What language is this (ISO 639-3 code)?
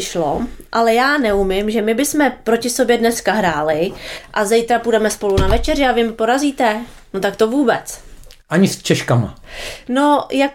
ces